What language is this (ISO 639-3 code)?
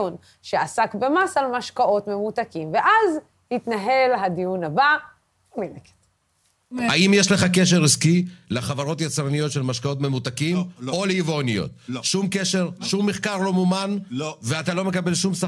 heb